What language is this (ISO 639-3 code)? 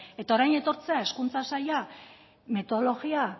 eus